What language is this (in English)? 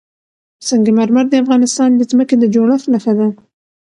Pashto